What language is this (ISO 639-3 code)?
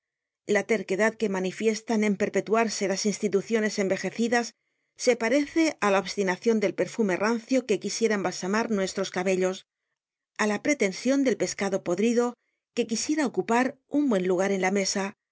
spa